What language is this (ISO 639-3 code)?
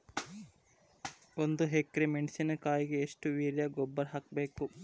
kan